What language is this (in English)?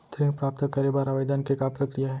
Chhattisgarhi